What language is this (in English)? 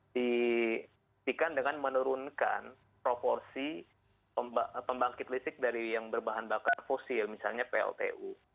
Indonesian